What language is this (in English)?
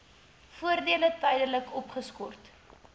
Afrikaans